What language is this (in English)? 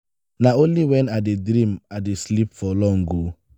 Nigerian Pidgin